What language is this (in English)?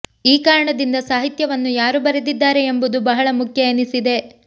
Kannada